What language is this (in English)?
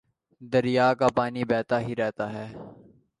Urdu